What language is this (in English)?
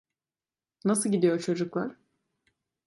Turkish